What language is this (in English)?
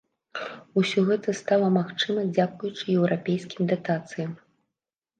Belarusian